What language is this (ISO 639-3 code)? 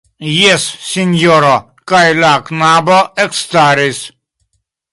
epo